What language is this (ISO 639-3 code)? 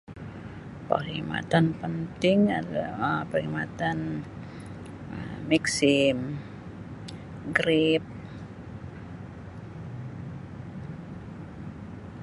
bsy